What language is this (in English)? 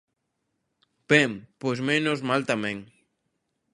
Galician